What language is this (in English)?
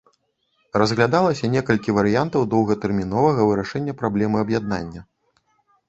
Belarusian